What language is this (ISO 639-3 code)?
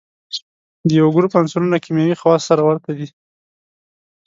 pus